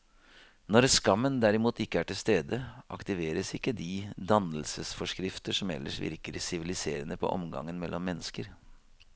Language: Norwegian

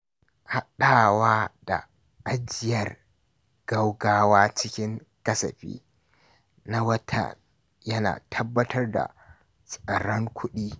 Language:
Hausa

